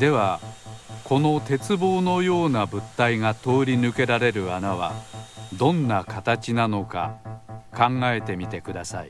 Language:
Japanese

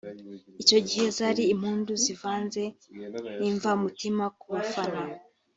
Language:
Kinyarwanda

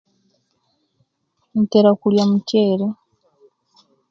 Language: Kenyi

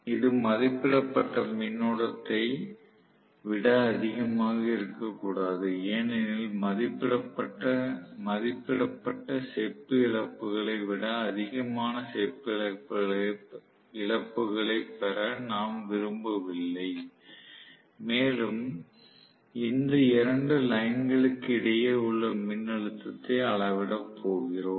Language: Tamil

